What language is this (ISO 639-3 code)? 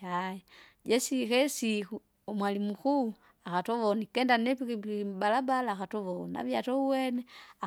zga